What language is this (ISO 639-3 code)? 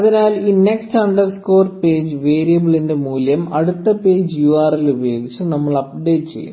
mal